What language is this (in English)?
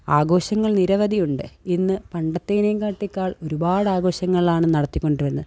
Malayalam